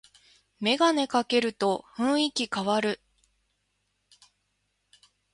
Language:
Japanese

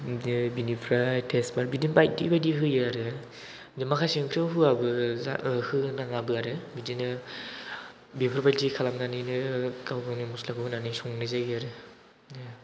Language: Bodo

